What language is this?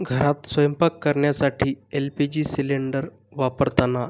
Marathi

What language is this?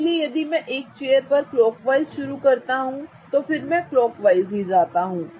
Hindi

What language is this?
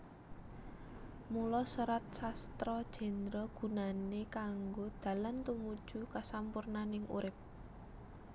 Javanese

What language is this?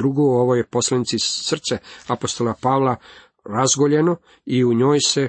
Croatian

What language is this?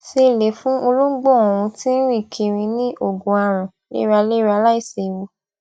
Yoruba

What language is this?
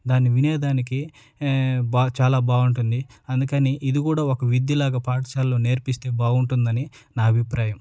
Telugu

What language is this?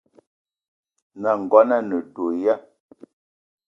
Eton (Cameroon)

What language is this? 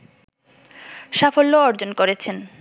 Bangla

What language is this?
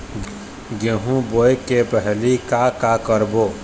Chhattisgarhi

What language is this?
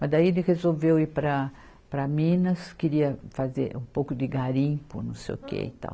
Portuguese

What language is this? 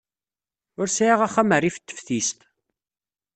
Kabyle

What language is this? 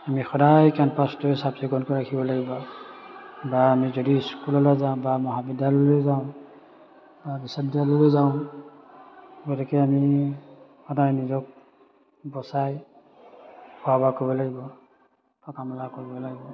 Assamese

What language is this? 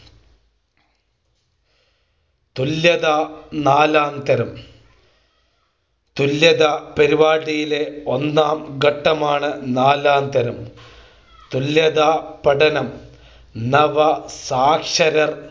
Malayalam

